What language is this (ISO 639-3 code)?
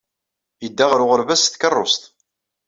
kab